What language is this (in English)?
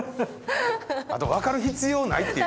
Japanese